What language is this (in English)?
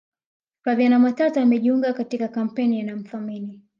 Swahili